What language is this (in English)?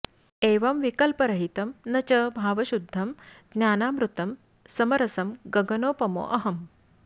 Sanskrit